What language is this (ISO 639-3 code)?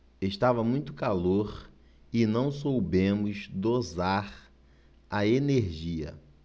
por